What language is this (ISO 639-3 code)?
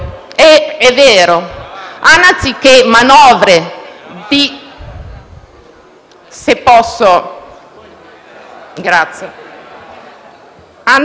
ita